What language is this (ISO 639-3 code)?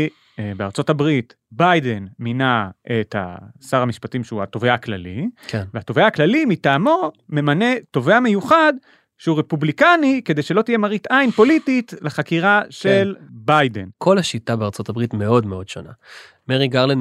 heb